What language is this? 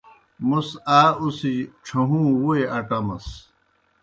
Kohistani Shina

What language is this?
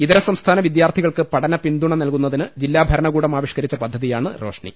Malayalam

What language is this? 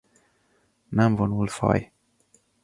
Hungarian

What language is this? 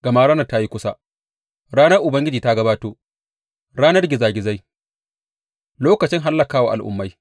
Hausa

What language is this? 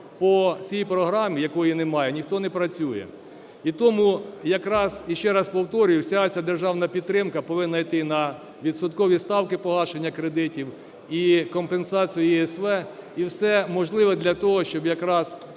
Ukrainian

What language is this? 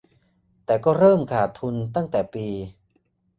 Thai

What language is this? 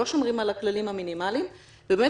Hebrew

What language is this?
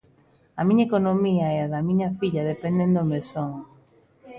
Galician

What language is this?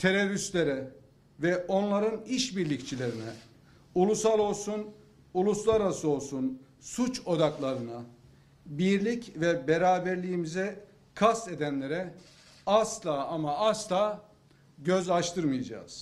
Turkish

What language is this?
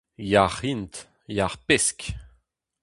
Breton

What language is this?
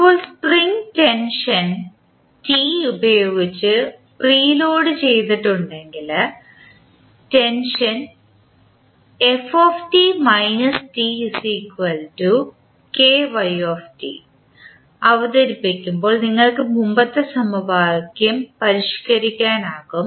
Malayalam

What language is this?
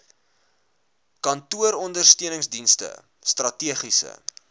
Afrikaans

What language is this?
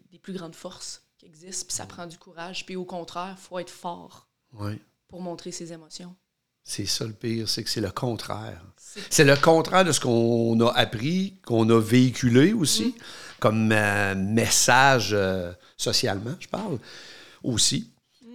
French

